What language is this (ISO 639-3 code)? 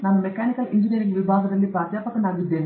kan